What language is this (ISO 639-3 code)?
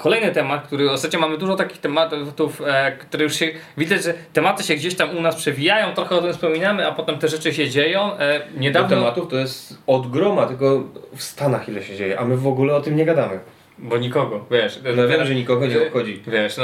pol